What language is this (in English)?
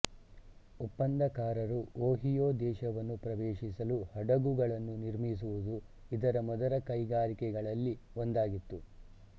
Kannada